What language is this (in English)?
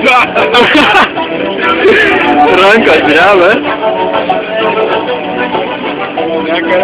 Greek